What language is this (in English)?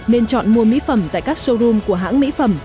Vietnamese